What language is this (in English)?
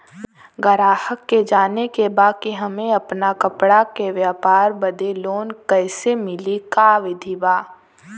Bhojpuri